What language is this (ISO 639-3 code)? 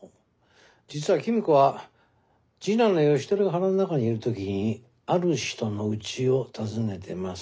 jpn